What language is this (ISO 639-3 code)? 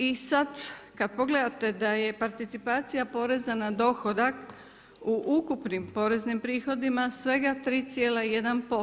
hrv